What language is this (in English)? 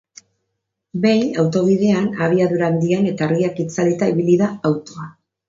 Basque